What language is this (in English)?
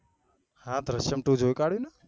Gujarati